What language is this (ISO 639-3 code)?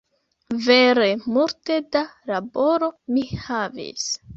epo